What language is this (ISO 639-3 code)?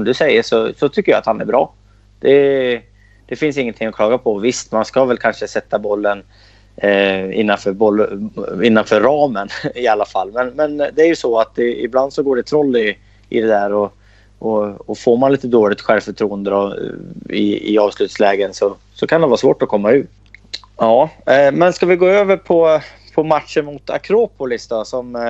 swe